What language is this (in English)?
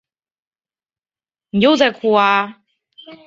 Chinese